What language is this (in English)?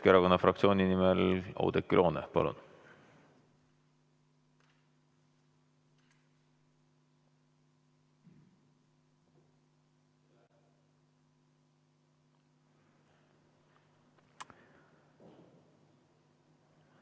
Estonian